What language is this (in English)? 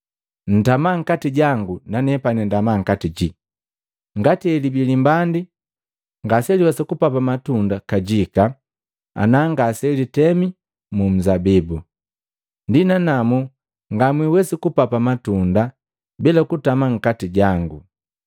Matengo